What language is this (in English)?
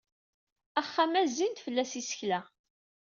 Kabyle